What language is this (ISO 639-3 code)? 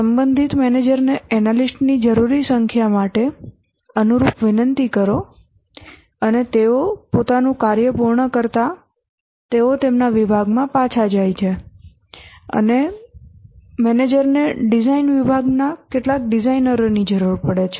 guj